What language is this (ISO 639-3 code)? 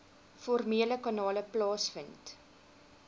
afr